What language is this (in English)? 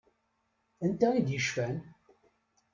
Kabyle